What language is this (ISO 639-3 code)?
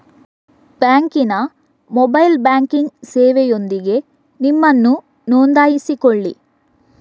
kan